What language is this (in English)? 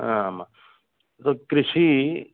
Sanskrit